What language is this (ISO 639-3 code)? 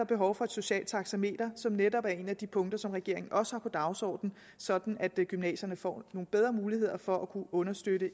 dan